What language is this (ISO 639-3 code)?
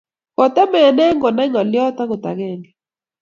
kln